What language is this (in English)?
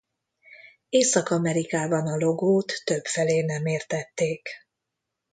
Hungarian